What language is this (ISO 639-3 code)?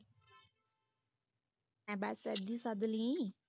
pan